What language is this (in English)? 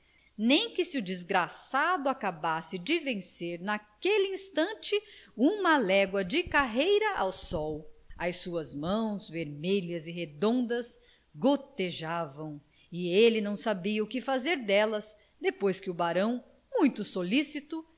Portuguese